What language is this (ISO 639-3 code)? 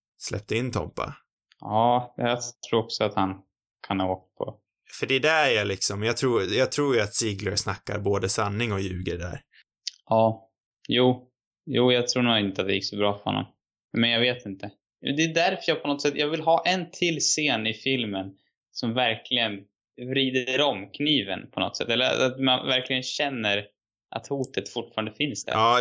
swe